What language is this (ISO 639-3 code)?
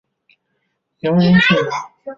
zho